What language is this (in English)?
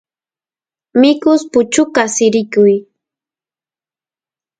Santiago del Estero Quichua